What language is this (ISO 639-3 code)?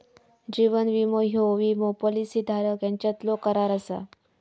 mar